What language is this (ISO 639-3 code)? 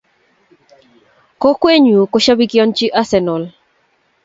kln